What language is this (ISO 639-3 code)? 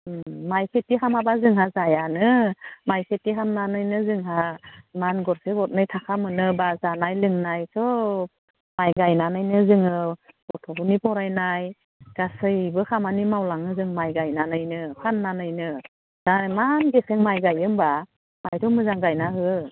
brx